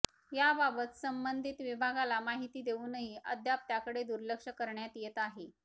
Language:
Marathi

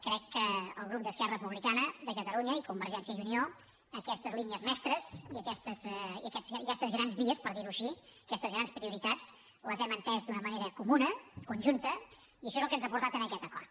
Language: Catalan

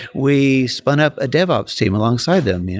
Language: English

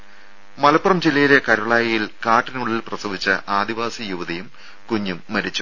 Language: Malayalam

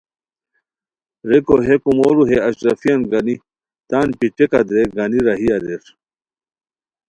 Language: Khowar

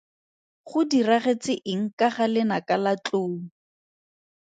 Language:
Tswana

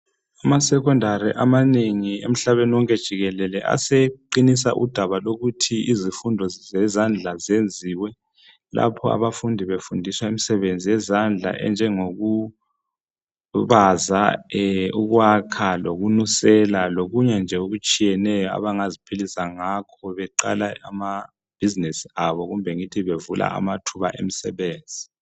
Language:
North Ndebele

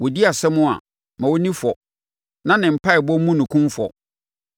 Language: Akan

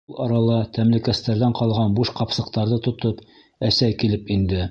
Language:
Bashkir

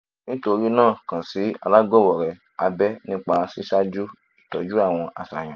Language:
Yoruba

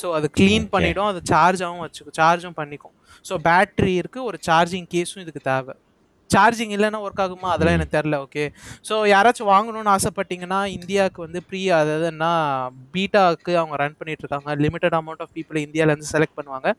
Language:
Tamil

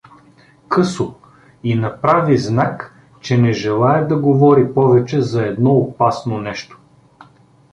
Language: Bulgarian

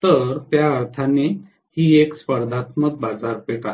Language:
Marathi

